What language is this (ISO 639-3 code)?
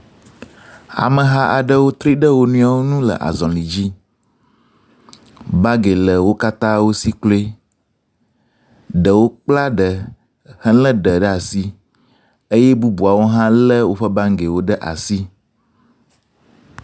ewe